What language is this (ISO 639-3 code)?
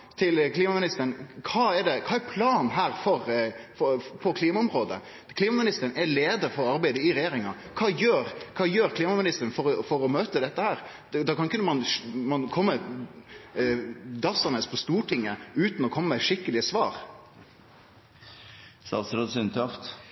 nno